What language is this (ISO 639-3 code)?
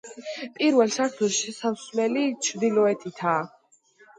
kat